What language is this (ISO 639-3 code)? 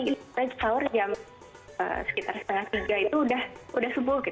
ind